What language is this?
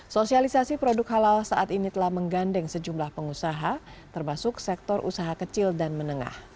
Indonesian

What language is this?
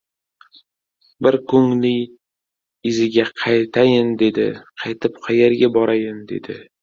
Uzbek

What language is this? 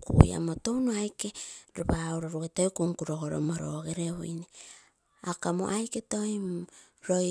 Terei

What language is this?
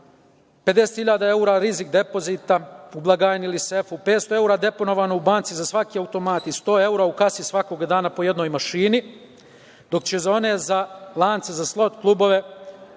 Serbian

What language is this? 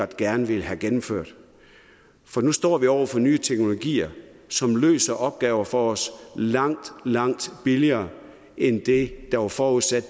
Danish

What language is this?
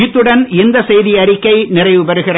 Tamil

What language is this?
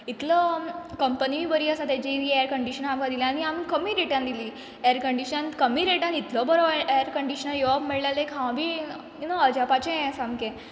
Konkani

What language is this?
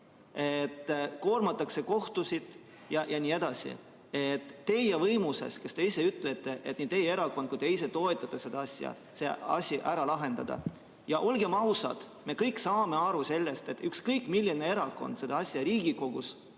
Estonian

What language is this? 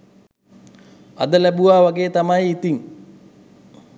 Sinhala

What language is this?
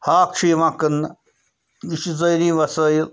Kashmiri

